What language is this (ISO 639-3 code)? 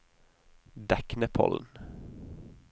nor